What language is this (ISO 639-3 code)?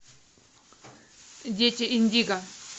rus